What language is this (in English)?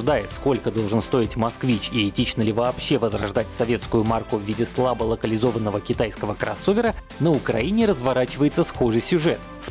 Russian